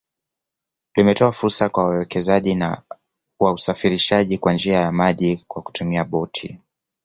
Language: Swahili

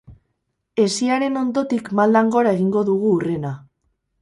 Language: Basque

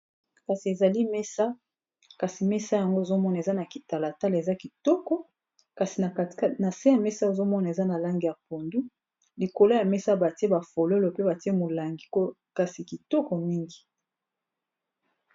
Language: Lingala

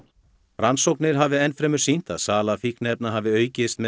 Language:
Icelandic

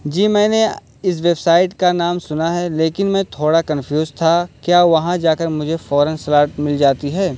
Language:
Urdu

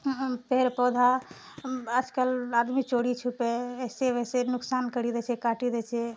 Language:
Maithili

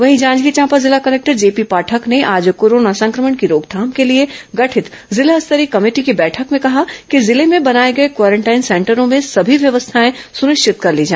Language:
Hindi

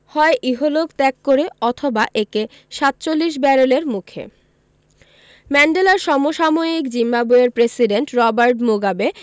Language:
Bangla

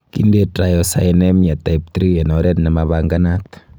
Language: Kalenjin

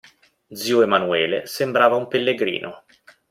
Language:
Italian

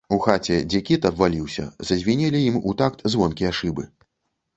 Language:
Belarusian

